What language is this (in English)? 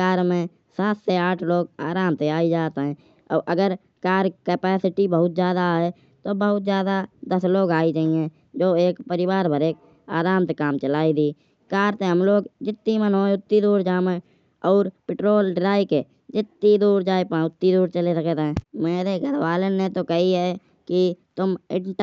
Kanauji